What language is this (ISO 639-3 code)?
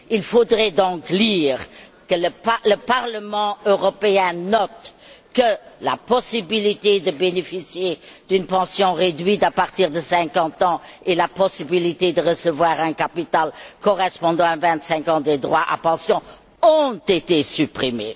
fra